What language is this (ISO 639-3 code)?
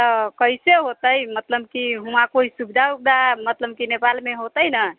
mai